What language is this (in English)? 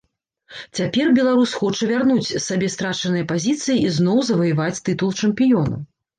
Belarusian